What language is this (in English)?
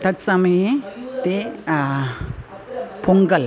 Sanskrit